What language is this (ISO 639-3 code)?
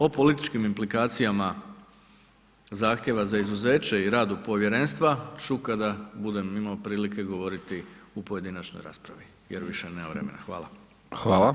hrv